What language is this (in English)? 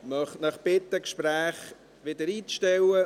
Swiss German